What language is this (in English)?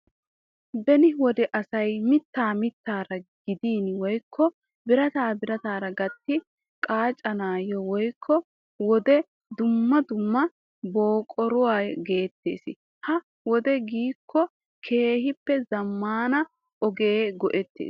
Wolaytta